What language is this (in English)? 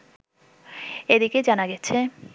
Bangla